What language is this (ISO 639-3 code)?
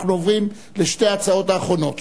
heb